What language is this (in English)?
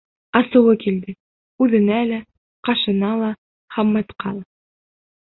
Bashkir